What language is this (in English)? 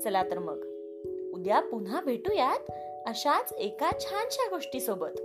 Marathi